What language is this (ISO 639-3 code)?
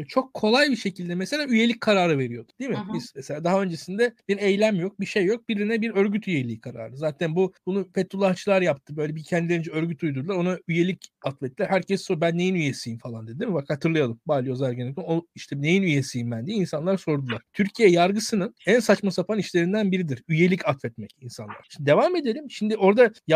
tur